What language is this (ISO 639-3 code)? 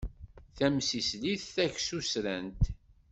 kab